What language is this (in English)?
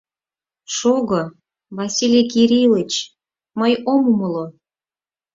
Mari